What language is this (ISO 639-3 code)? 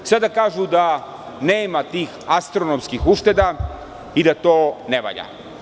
srp